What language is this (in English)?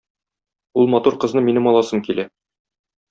Tatar